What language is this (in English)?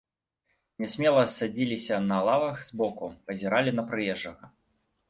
Belarusian